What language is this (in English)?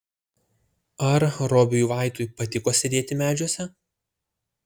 Lithuanian